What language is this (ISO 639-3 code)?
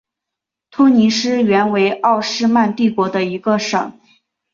zho